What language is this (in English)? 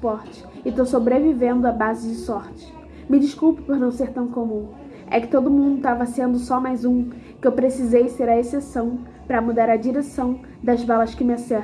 Portuguese